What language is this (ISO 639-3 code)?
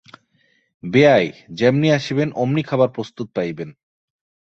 ben